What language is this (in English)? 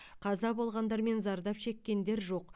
Kazakh